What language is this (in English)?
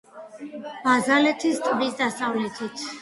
Georgian